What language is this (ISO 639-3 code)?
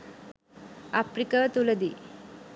sin